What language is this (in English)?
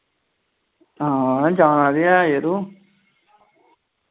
Dogri